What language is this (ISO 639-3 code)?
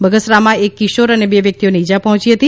guj